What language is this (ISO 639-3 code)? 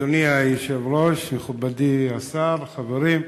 heb